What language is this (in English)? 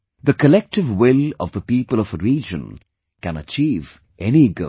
English